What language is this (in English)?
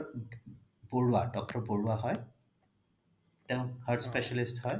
Assamese